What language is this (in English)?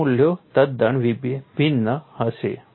Gujarati